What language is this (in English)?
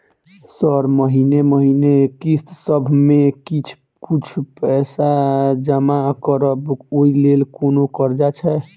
Maithili